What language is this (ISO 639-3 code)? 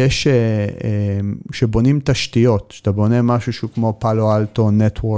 heb